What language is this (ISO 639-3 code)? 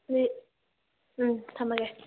mni